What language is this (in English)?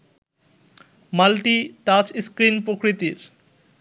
Bangla